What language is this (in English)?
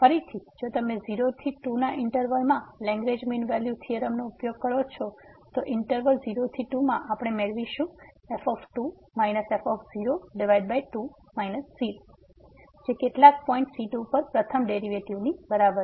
Gujarati